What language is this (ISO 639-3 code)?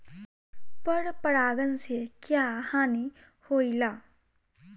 bho